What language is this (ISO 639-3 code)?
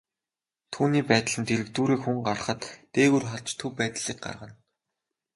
mon